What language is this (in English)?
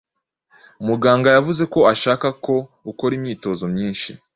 Kinyarwanda